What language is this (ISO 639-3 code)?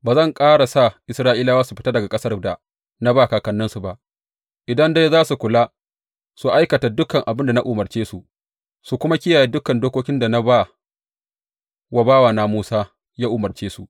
hau